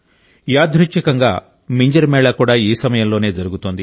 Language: Telugu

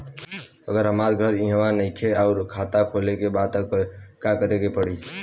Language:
Bhojpuri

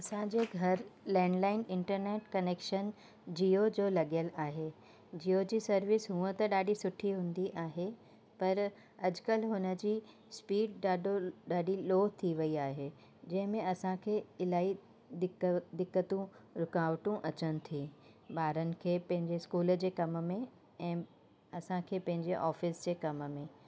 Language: Sindhi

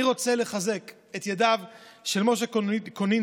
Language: Hebrew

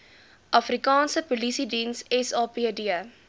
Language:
Afrikaans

